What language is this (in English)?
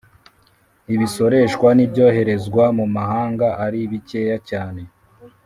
Kinyarwanda